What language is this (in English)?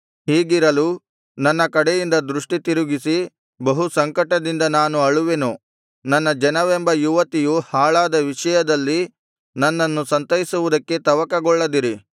Kannada